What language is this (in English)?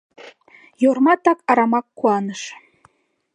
Mari